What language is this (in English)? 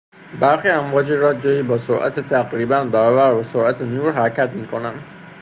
Persian